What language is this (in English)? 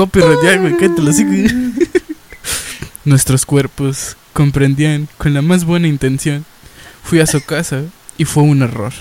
Spanish